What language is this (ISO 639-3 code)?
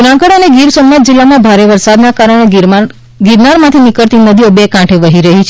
guj